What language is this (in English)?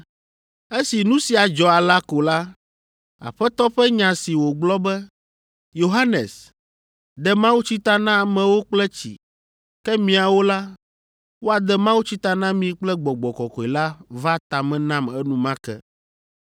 Ewe